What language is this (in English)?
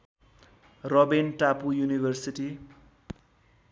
Nepali